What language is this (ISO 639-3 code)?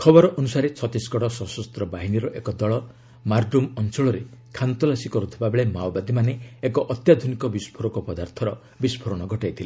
ori